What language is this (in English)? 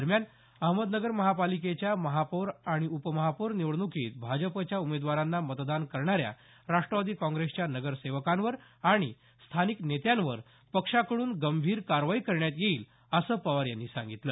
Marathi